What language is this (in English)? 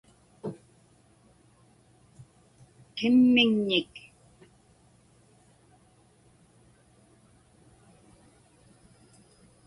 Inupiaq